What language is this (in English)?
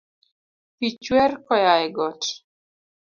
Luo (Kenya and Tanzania)